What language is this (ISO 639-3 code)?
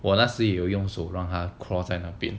eng